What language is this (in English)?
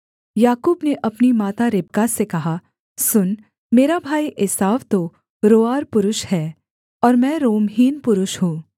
Hindi